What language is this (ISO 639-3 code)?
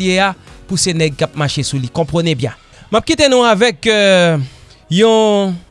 fra